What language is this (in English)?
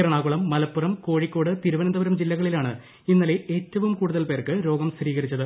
Malayalam